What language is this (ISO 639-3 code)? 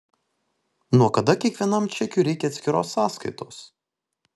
lit